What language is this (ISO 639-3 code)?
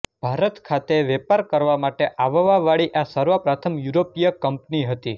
guj